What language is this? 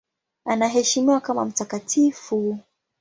Swahili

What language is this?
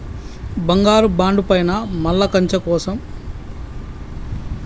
Telugu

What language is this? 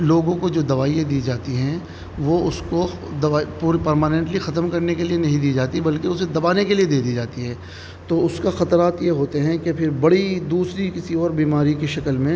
Urdu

